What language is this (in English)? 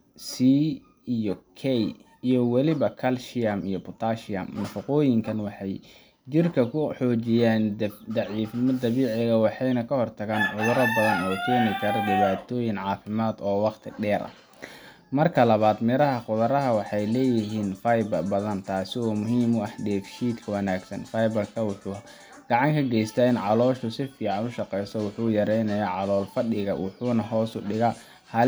Somali